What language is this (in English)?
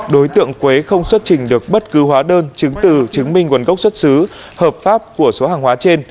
Vietnamese